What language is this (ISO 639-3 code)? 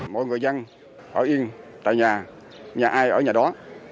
vie